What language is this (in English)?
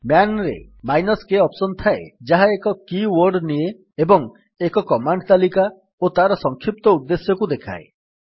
Odia